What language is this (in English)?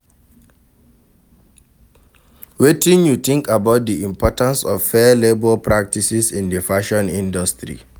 Nigerian Pidgin